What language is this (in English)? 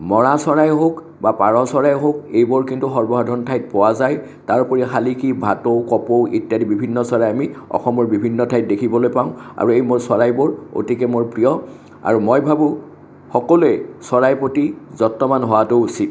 Assamese